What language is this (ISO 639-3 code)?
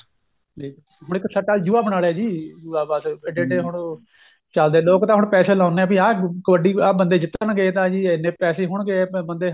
pan